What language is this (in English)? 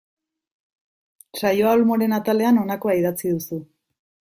Basque